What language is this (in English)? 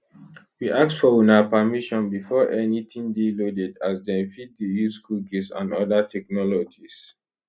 Nigerian Pidgin